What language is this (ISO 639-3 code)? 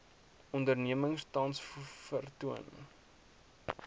afr